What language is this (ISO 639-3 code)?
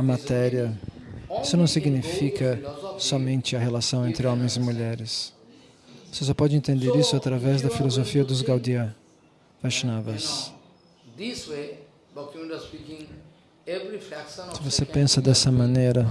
por